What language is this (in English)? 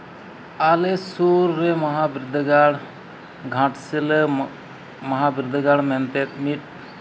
Santali